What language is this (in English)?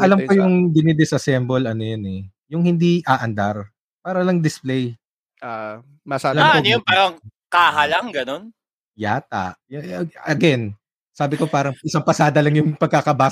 Filipino